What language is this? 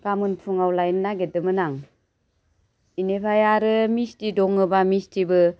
Bodo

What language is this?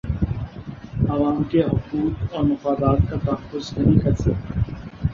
Urdu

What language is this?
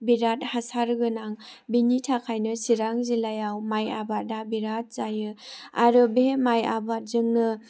Bodo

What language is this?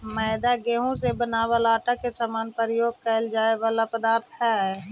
Magahi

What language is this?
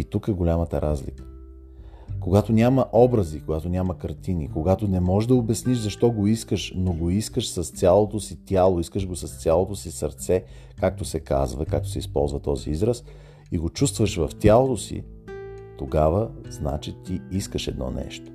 Bulgarian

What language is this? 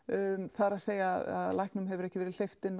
Icelandic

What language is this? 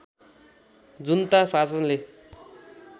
Nepali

